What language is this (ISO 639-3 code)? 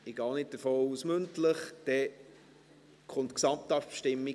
gsw